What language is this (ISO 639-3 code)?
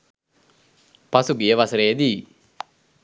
sin